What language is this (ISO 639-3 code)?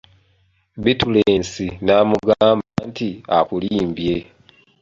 lug